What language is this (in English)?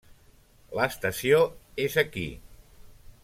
Catalan